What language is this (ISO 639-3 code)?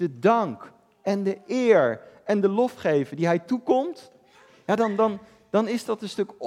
nld